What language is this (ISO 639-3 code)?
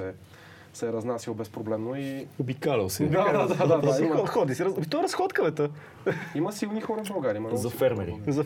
bul